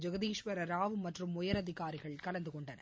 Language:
Tamil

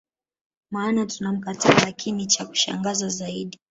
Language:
Swahili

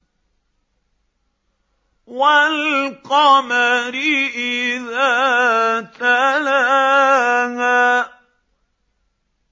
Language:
Arabic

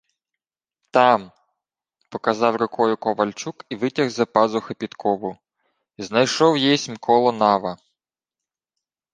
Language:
Ukrainian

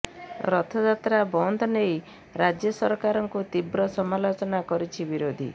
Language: Odia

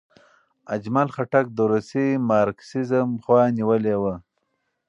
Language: Pashto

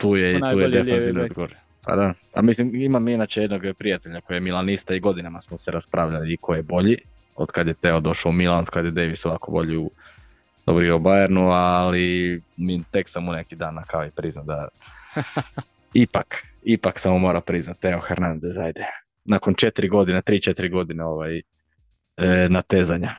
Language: Croatian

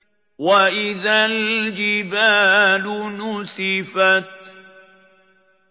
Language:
Arabic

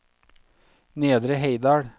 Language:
Norwegian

